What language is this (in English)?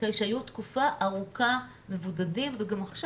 Hebrew